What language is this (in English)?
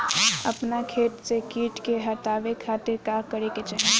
Bhojpuri